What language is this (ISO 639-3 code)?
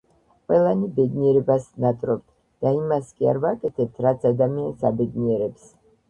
kat